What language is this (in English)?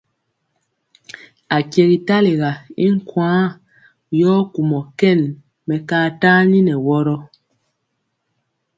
Mpiemo